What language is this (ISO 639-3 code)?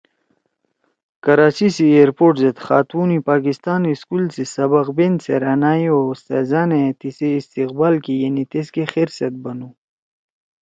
trw